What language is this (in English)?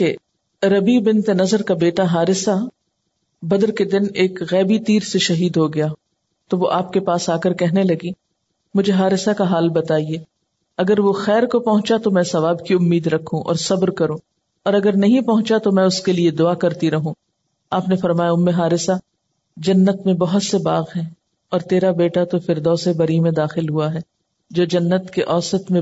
Urdu